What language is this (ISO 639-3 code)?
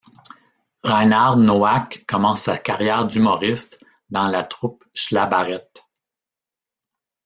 fra